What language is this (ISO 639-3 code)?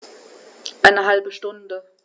deu